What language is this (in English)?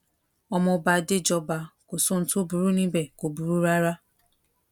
Yoruba